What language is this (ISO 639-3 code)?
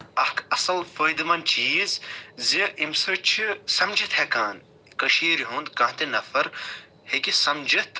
kas